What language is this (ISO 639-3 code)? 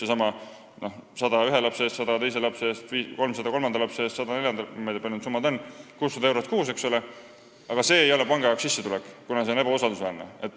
est